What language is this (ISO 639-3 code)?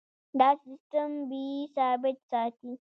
pus